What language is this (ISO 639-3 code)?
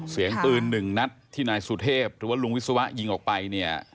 tha